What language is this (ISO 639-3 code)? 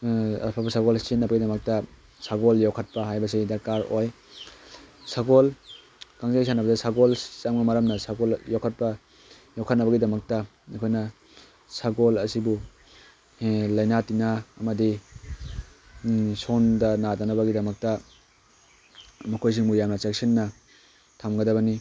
mni